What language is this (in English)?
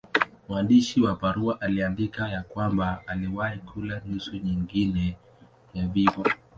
Swahili